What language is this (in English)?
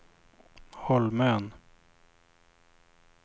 Swedish